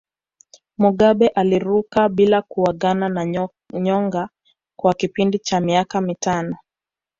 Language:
Swahili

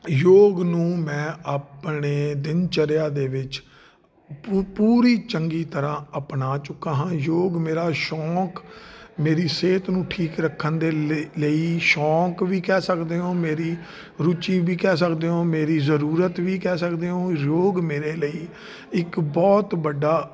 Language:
Punjabi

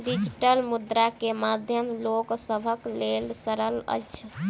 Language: Maithili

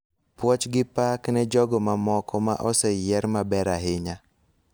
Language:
Luo (Kenya and Tanzania)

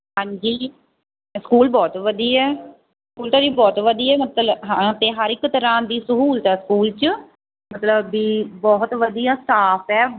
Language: Punjabi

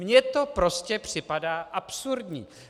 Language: Czech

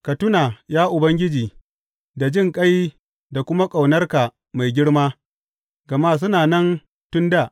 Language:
Hausa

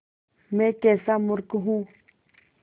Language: Hindi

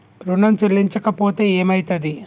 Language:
Telugu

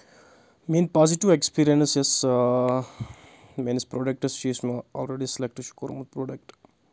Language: Kashmiri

